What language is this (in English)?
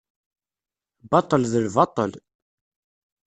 Kabyle